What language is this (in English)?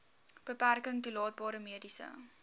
Afrikaans